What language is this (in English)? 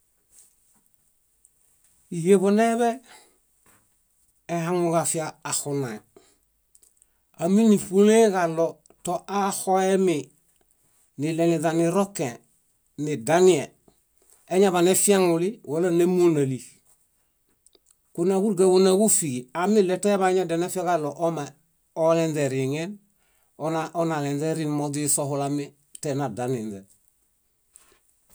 Bayot